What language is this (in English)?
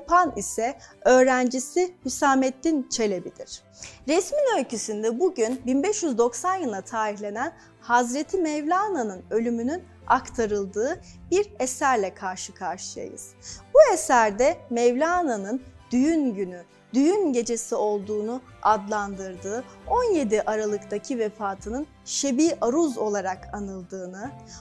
Turkish